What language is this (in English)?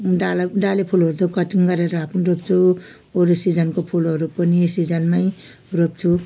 Nepali